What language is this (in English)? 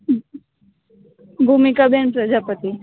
Gujarati